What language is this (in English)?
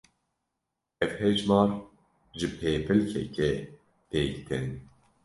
Kurdish